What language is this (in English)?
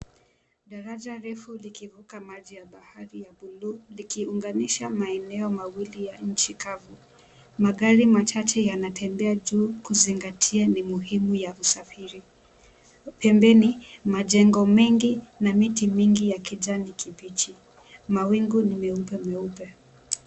Swahili